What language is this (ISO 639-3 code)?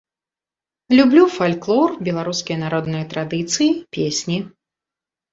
bel